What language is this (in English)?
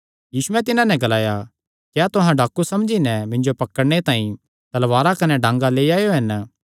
Kangri